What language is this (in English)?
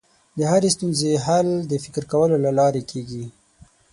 Pashto